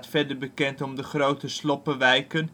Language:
Dutch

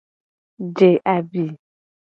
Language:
Gen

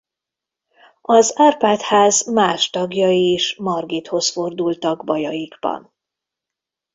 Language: Hungarian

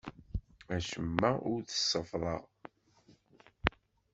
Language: Kabyle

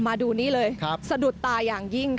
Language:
Thai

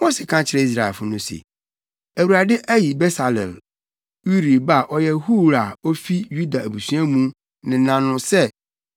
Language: Akan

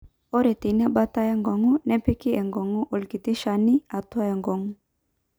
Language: Masai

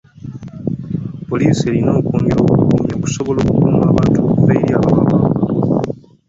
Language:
Ganda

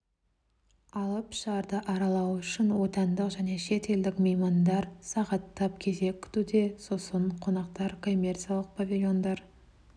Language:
Kazakh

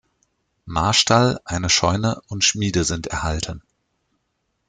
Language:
German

